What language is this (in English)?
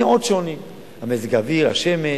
Hebrew